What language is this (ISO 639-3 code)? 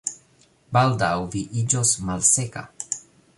epo